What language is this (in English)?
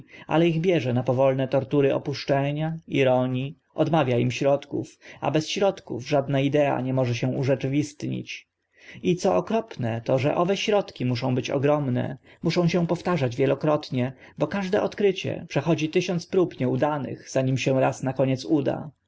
Polish